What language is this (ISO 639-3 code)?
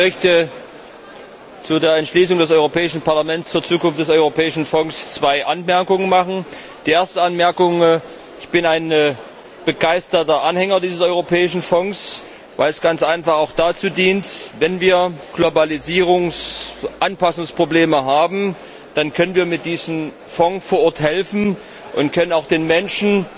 deu